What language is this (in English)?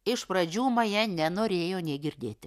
Lithuanian